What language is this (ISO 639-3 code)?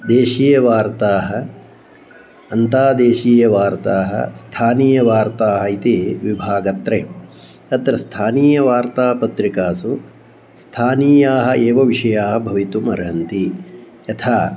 san